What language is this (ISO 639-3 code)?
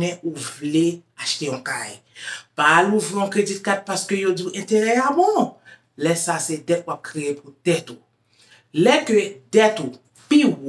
fra